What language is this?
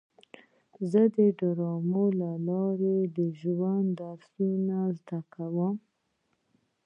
Pashto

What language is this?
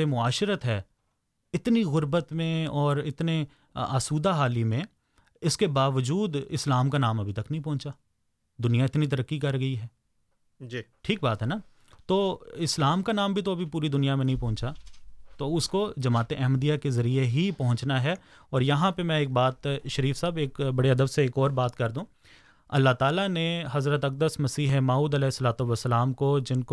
Urdu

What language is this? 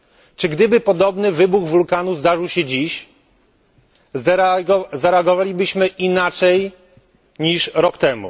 Polish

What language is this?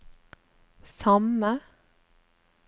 Norwegian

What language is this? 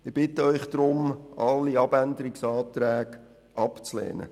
Swiss German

